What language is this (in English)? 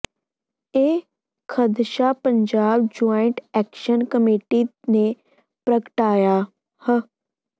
Punjabi